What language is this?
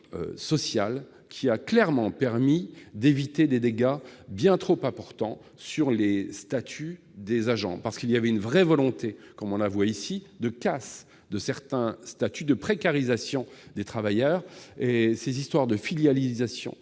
French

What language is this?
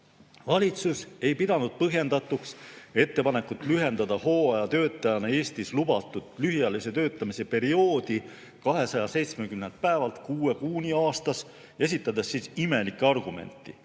Estonian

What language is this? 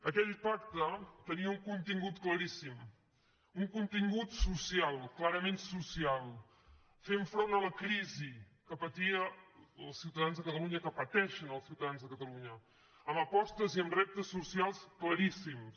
Catalan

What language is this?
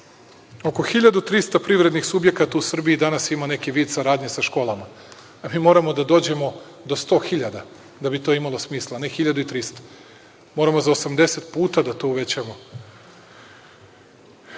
Serbian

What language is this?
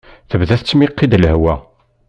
Kabyle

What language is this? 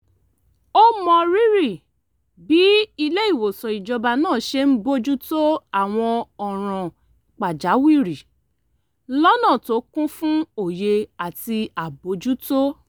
Yoruba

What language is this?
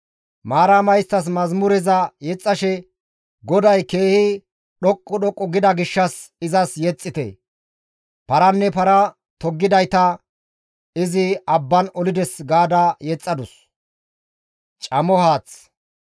Gamo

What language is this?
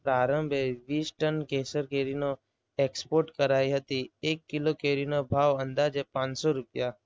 Gujarati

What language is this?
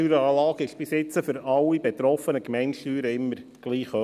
Swiss German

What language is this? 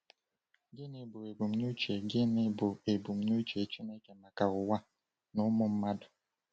Igbo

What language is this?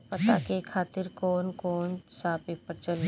Bhojpuri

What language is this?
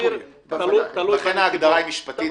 Hebrew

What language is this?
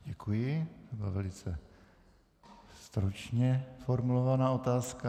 Czech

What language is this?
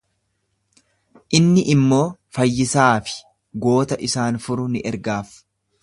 Oromo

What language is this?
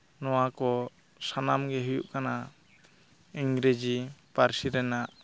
Santali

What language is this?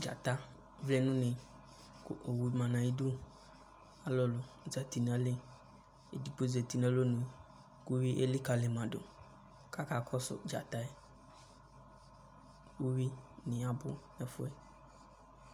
Ikposo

